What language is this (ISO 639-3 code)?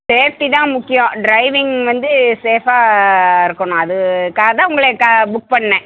tam